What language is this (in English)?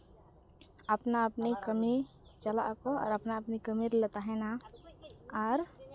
Santali